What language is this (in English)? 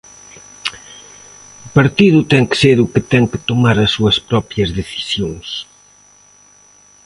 Galician